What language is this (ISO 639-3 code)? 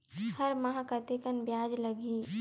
hne